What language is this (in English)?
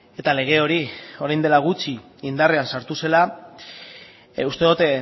Basque